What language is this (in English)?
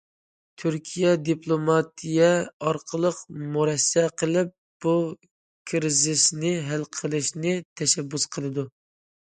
Uyghur